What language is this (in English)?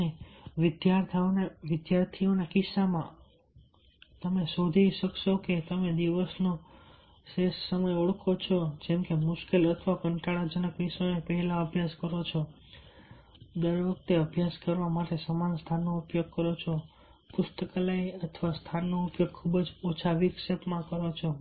Gujarati